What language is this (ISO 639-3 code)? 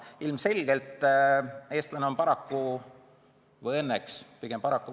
est